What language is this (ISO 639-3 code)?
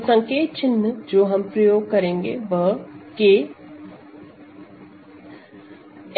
hin